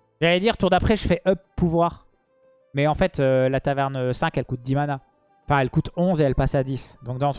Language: French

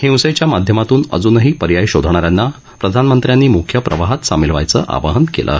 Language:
Marathi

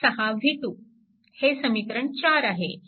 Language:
Marathi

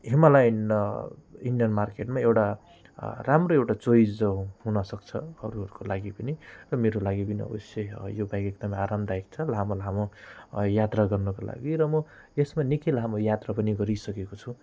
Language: Nepali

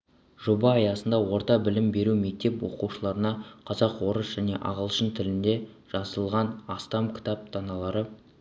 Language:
Kazakh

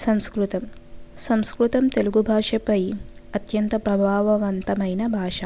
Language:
Telugu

